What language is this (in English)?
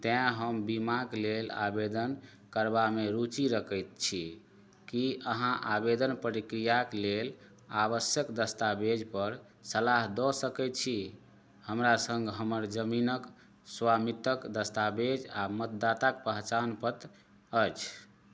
Maithili